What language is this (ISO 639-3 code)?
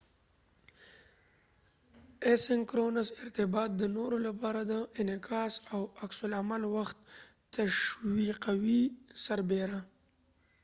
pus